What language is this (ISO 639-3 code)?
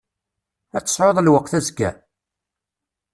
kab